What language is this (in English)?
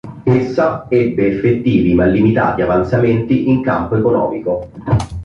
Italian